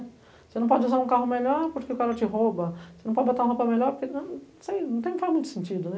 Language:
Portuguese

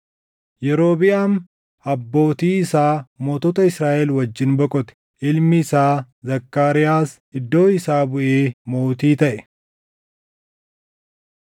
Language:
Oromo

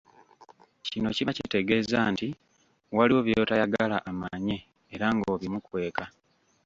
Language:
Ganda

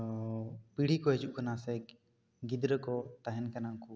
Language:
Santali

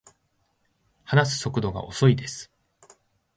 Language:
Japanese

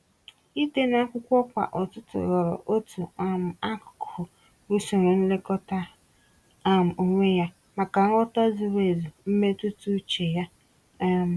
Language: Igbo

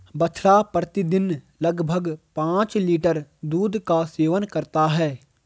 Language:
Hindi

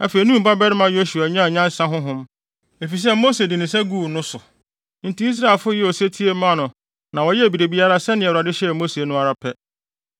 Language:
Akan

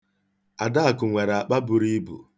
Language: Igbo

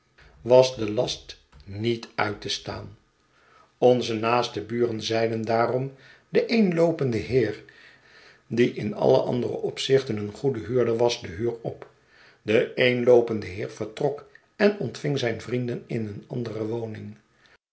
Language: Dutch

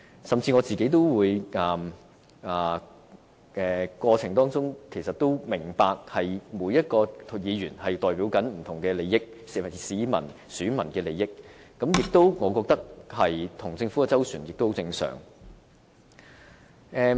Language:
Cantonese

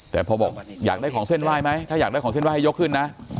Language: Thai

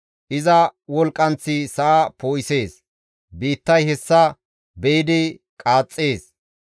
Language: Gamo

